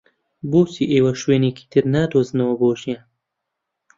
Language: Central Kurdish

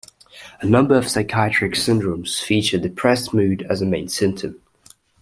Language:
English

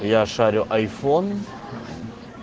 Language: Russian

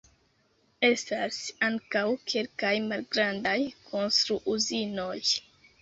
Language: Esperanto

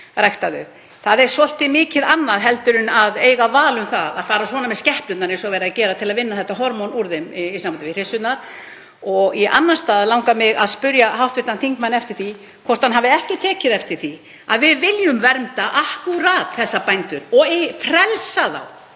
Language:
Icelandic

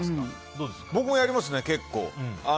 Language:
Japanese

